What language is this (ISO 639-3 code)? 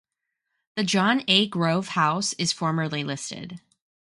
eng